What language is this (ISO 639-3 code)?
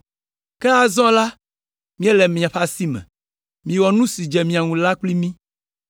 ewe